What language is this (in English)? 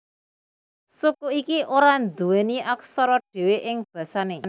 Javanese